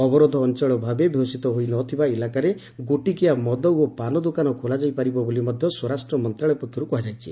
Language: Odia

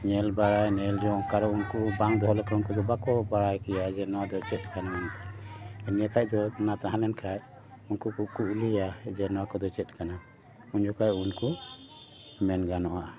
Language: Santali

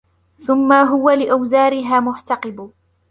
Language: Arabic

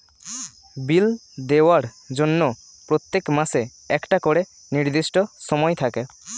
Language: Bangla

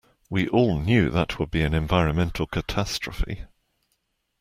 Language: English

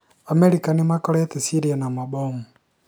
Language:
Kikuyu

